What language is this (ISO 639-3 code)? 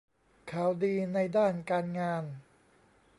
tha